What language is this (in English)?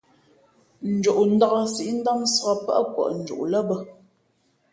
Fe'fe'